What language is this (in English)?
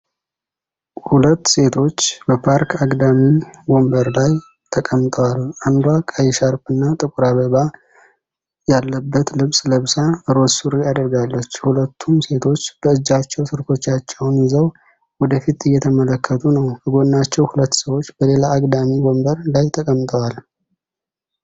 Amharic